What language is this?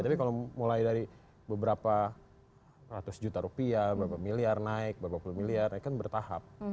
Indonesian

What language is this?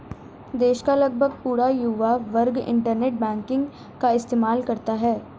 Hindi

